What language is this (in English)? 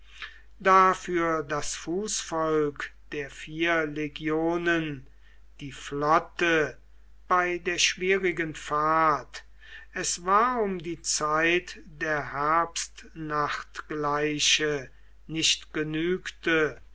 German